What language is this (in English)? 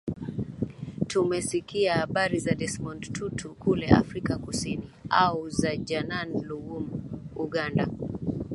Swahili